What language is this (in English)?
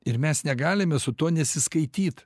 Lithuanian